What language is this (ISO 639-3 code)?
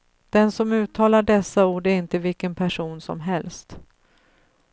swe